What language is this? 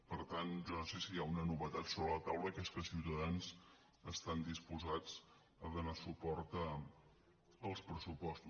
Catalan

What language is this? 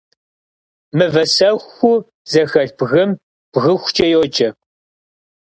Kabardian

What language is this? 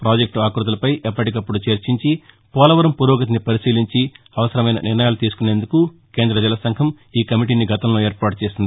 Telugu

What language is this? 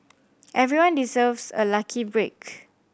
English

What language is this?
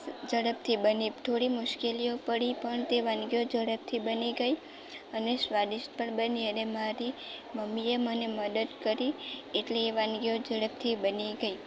Gujarati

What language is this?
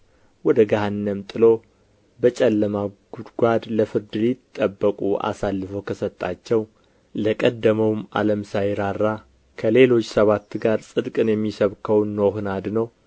Amharic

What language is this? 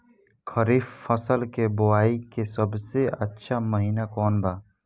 Bhojpuri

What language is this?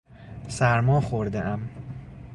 Persian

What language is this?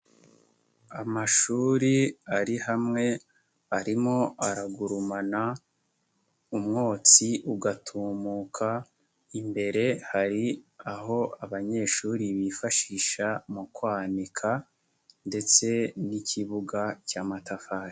Kinyarwanda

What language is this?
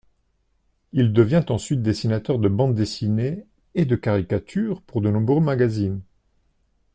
French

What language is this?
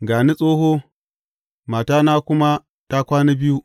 Hausa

